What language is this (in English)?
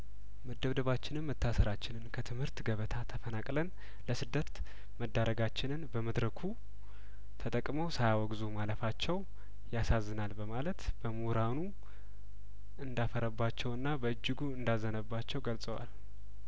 Amharic